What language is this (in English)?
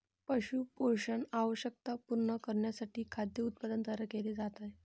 Marathi